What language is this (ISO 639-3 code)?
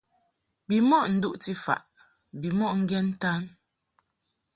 mhk